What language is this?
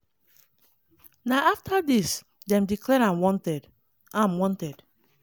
Nigerian Pidgin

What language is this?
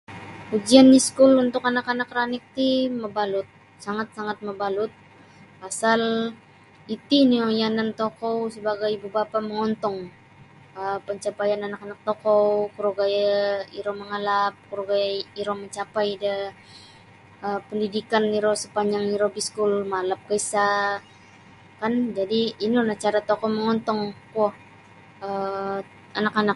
Sabah Bisaya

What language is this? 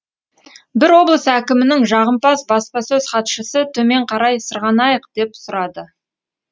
Kazakh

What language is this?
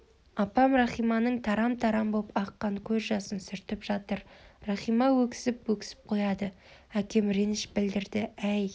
Kazakh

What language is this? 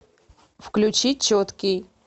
Russian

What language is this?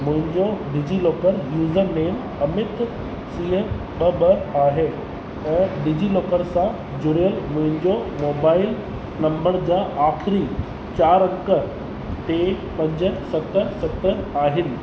Sindhi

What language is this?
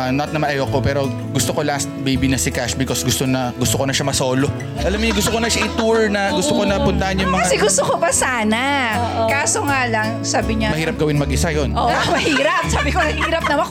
Filipino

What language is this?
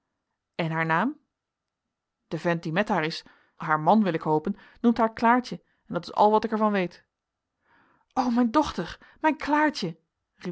Dutch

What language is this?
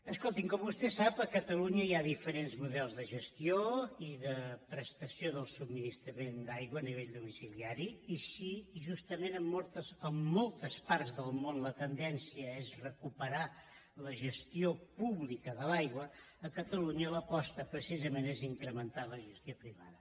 Catalan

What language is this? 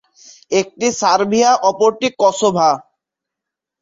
Bangla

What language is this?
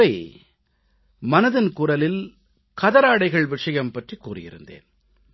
Tamil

